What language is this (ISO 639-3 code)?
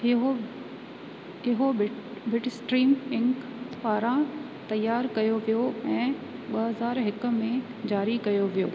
snd